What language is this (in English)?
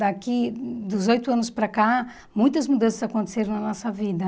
Portuguese